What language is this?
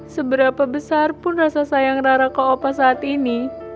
Indonesian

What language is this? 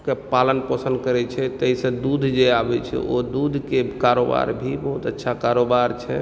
Maithili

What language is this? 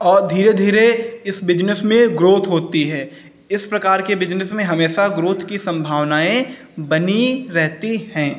Hindi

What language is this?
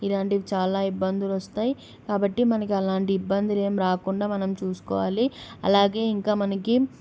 Telugu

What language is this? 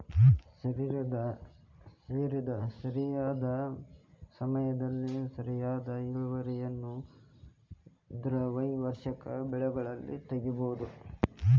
Kannada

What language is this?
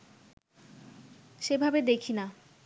Bangla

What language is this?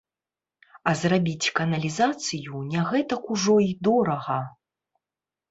Belarusian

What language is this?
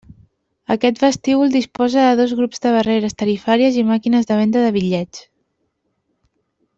Catalan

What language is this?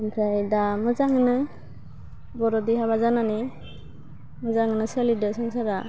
Bodo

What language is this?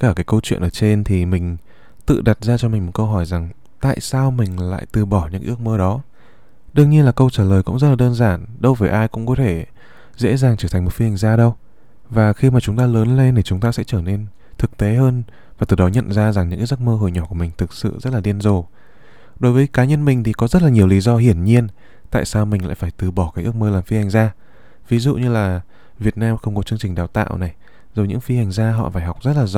Vietnamese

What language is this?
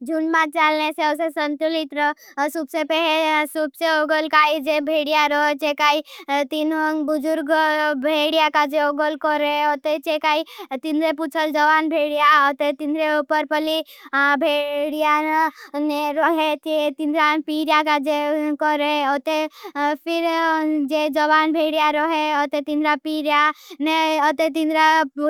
Bhili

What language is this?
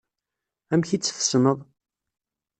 Kabyle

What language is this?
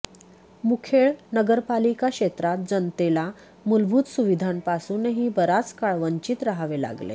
Marathi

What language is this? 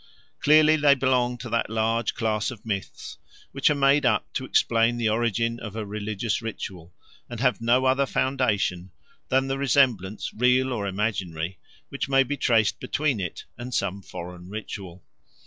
English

